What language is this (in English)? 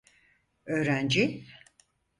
Turkish